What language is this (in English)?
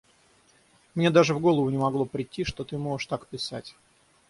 Russian